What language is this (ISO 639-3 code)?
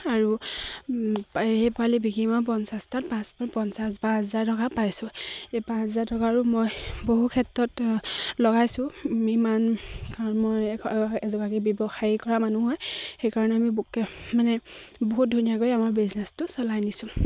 asm